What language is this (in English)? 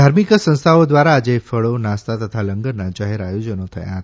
Gujarati